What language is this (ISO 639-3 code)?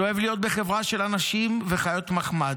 heb